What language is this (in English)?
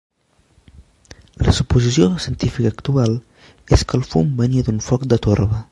Catalan